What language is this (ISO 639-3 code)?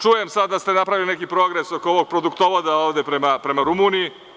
srp